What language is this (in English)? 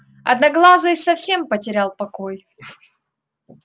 Russian